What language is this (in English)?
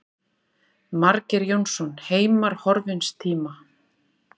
Icelandic